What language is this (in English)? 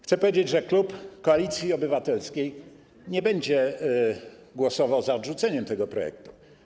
Polish